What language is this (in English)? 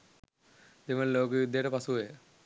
Sinhala